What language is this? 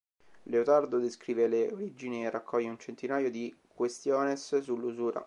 Italian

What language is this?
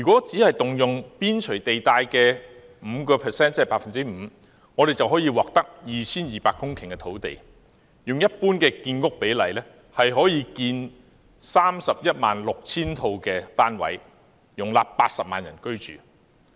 Cantonese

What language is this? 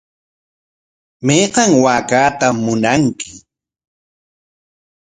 Corongo Ancash Quechua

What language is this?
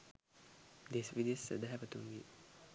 Sinhala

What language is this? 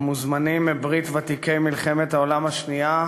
Hebrew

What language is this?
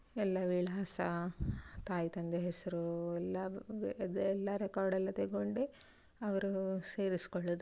Kannada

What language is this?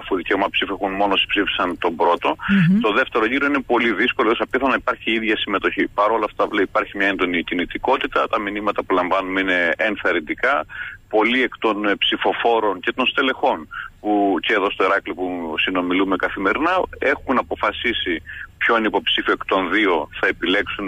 Greek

